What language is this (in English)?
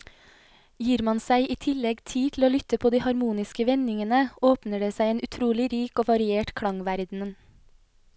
Norwegian